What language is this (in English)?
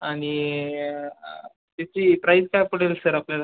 Marathi